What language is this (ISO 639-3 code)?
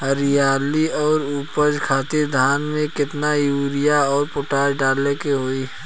bho